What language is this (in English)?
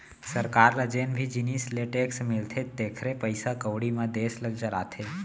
Chhattisgarhi